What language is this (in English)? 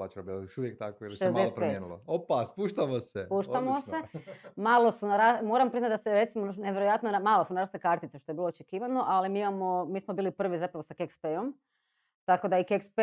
Croatian